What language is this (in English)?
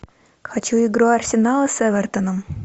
Russian